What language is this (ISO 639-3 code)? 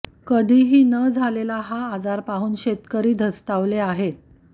mar